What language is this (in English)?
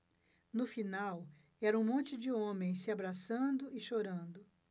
Portuguese